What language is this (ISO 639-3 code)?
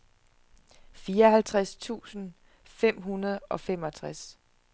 dan